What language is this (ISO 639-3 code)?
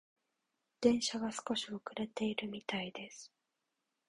jpn